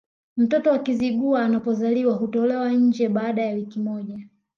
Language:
Swahili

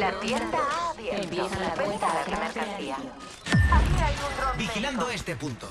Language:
Spanish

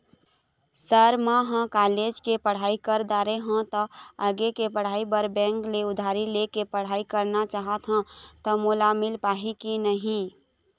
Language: Chhattisgarhi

